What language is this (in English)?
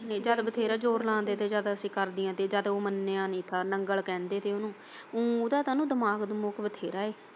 Punjabi